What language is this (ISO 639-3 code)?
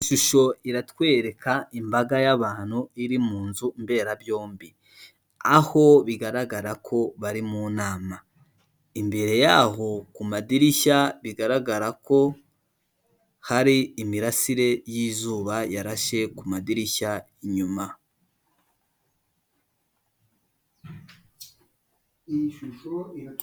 kin